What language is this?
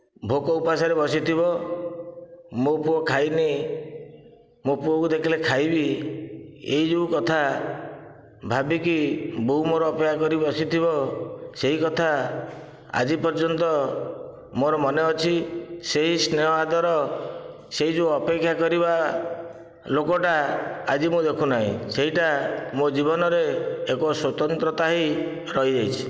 Odia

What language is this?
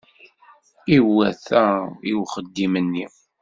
Kabyle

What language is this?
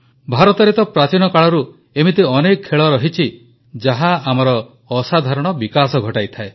Odia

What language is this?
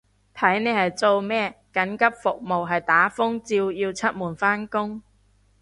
Cantonese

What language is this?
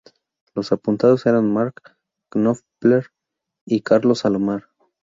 Spanish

